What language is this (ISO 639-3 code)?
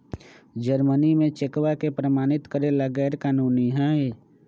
mag